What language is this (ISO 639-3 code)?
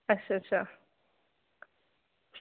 doi